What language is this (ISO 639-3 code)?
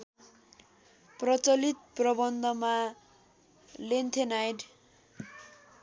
nep